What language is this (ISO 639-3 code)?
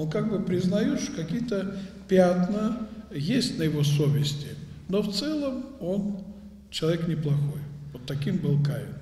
rus